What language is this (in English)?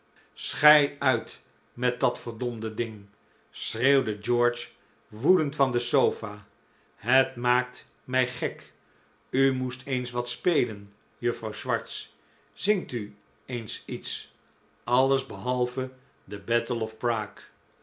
Dutch